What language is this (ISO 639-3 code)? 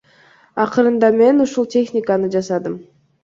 kir